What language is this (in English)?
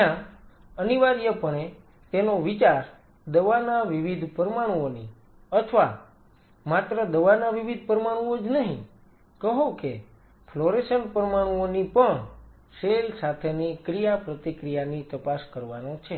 Gujarati